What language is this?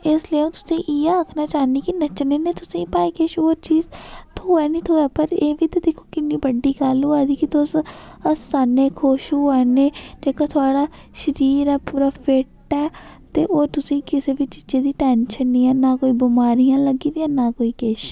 Dogri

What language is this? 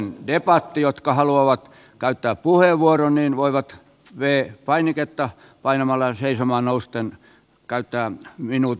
Finnish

